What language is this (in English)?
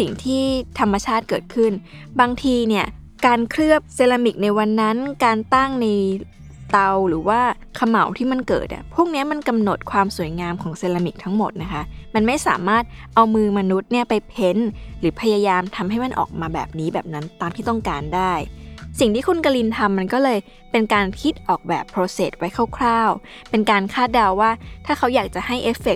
Thai